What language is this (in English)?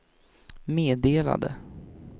Swedish